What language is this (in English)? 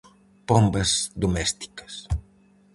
Galician